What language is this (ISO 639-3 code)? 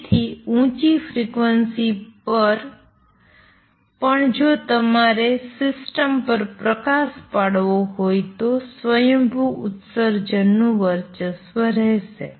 guj